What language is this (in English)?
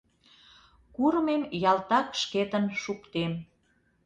Mari